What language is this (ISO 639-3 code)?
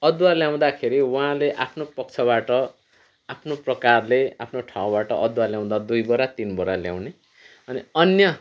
nep